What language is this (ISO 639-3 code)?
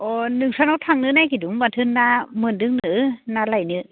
brx